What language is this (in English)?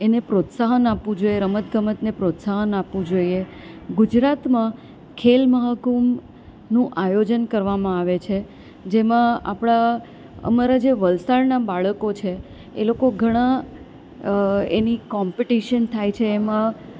Gujarati